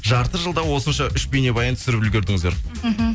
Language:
Kazakh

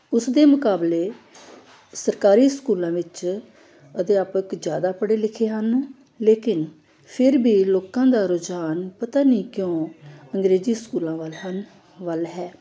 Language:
Punjabi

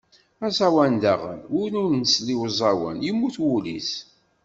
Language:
Kabyle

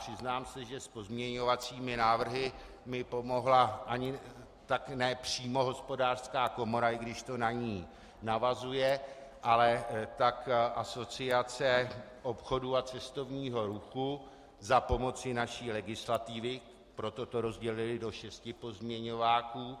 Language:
Czech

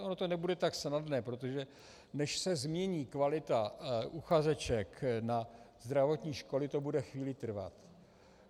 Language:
Czech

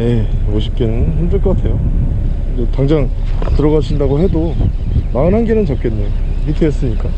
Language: Korean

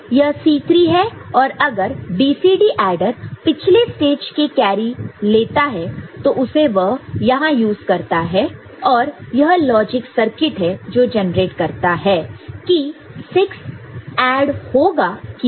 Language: Hindi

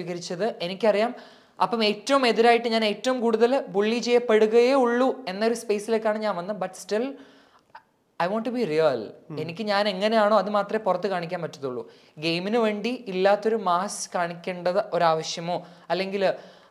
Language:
Malayalam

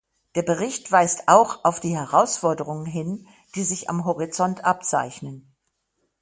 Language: German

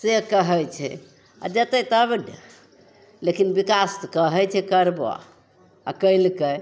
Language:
Maithili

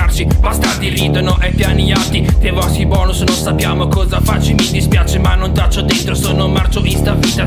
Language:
Italian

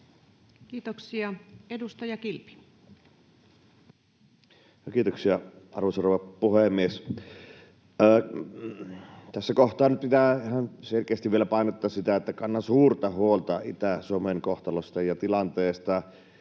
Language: Finnish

